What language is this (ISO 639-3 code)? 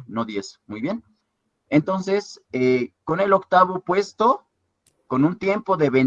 spa